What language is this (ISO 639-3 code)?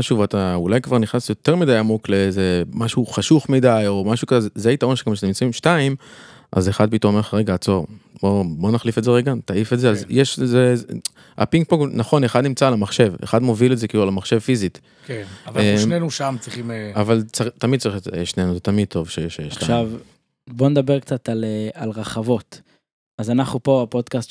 heb